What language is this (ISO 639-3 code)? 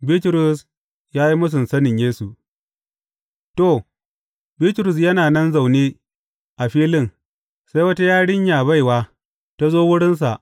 hau